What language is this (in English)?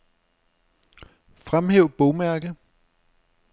Danish